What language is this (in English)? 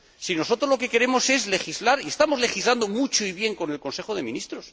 Spanish